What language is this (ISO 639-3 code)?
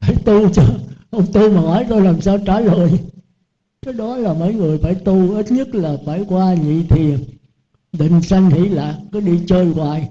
vie